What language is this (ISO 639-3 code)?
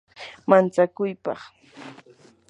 qur